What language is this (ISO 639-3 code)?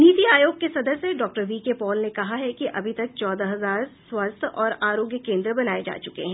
hin